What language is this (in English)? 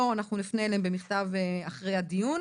Hebrew